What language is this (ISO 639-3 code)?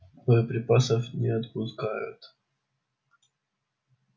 rus